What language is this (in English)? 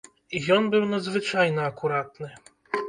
Belarusian